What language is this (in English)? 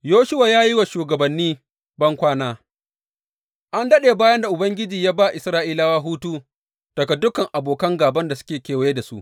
Hausa